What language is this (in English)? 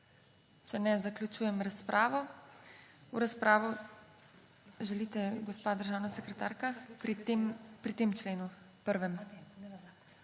Slovenian